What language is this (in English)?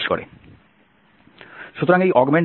Bangla